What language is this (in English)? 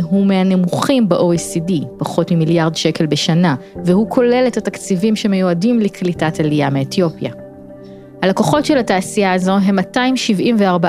Hebrew